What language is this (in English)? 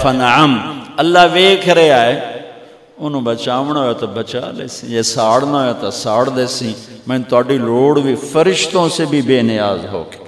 Urdu